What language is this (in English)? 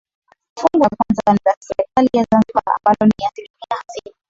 Swahili